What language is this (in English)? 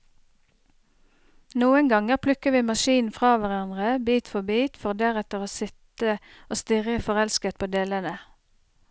Norwegian